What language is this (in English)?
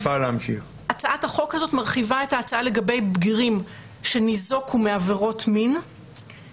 Hebrew